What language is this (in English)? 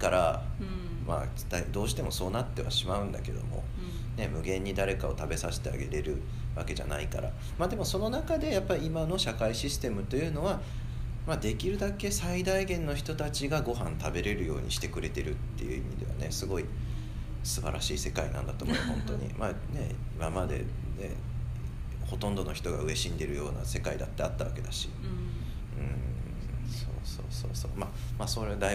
Japanese